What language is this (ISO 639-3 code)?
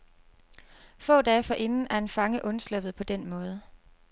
dan